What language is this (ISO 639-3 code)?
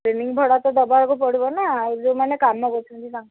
ori